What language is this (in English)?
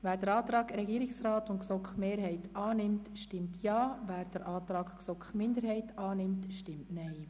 Swiss German